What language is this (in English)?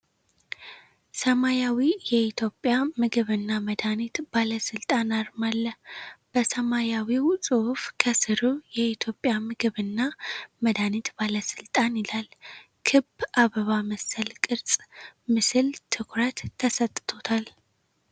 Amharic